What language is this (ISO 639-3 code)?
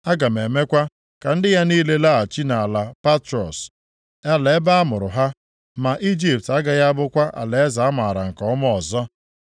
ibo